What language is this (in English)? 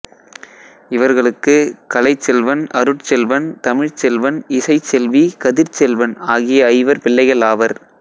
Tamil